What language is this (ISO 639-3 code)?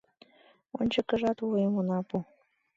chm